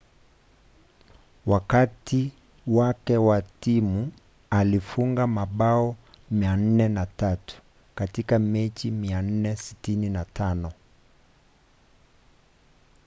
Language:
Swahili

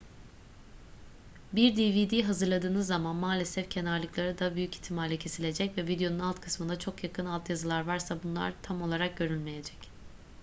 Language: Turkish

